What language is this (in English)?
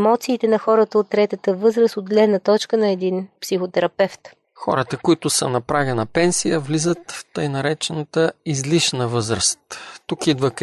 Bulgarian